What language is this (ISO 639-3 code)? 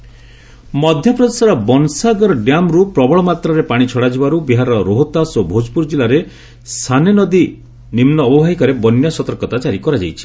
ori